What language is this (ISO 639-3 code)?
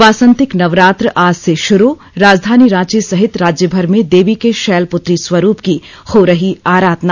hin